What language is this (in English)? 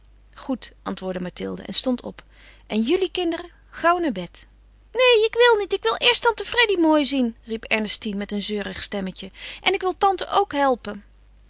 Dutch